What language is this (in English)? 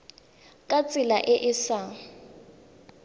Tswana